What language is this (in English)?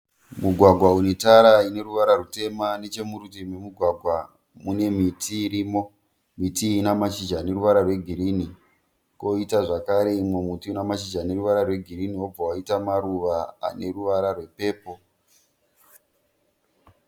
Shona